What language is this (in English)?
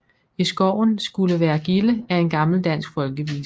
Danish